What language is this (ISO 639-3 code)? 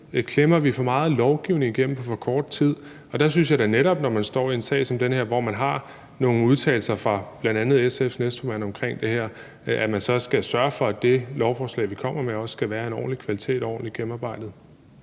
dan